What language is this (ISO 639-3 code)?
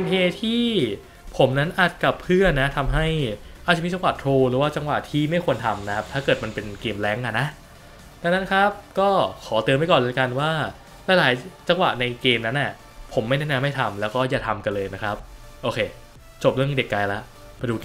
tha